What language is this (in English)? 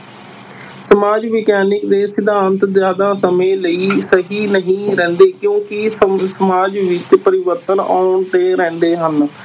Punjabi